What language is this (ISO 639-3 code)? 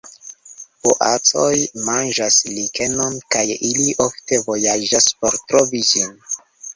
epo